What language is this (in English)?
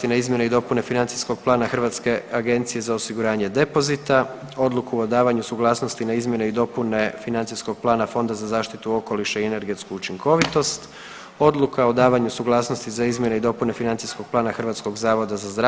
Croatian